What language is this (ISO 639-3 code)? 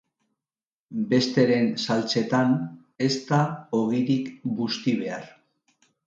eus